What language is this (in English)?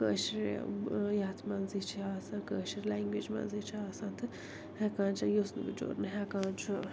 Kashmiri